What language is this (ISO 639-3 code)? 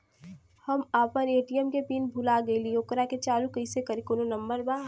bho